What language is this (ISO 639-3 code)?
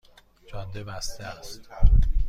fas